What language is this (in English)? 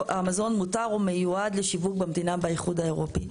Hebrew